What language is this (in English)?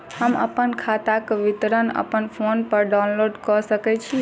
Maithili